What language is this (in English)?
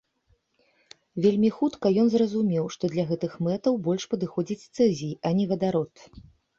Belarusian